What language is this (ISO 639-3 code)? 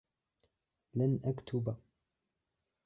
ara